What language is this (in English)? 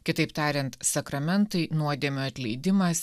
Lithuanian